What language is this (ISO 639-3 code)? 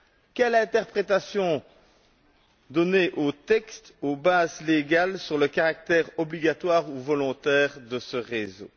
fra